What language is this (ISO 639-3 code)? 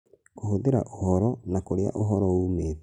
kik